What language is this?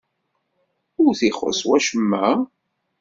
Kabyle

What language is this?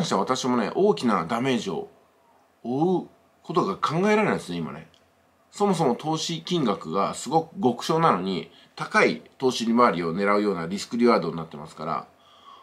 Japanese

